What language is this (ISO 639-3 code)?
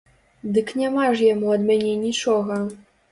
bel